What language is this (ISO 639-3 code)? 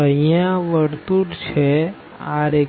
guj